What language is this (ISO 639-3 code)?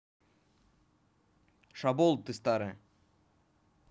rus